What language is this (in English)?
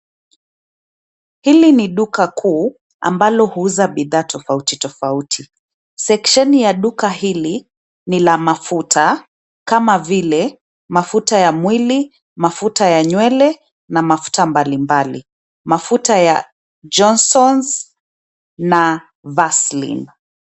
Swahili